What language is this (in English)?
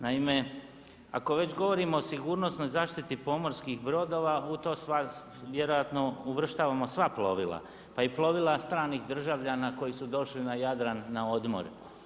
Croatian